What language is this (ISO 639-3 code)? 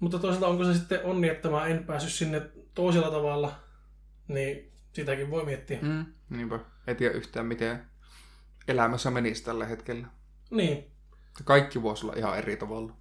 fin